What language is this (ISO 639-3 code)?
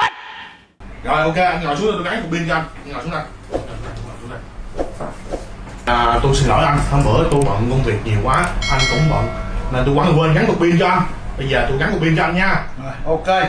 vie